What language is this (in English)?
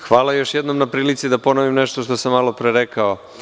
Serbian